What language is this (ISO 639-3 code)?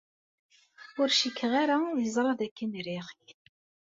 kab